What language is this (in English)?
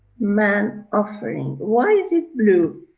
English